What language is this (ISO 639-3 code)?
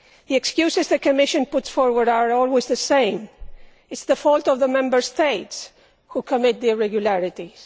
eng